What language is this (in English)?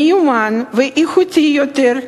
Hebrew